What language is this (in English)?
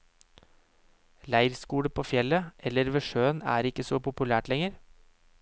Norwegian